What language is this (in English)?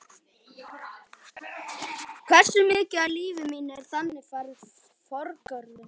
Icelandic